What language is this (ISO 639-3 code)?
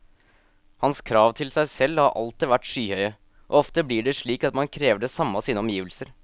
nor